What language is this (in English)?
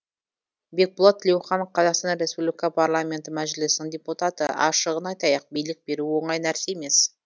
Kazakh